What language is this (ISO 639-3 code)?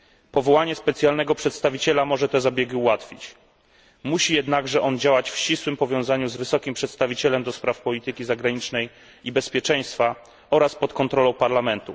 pol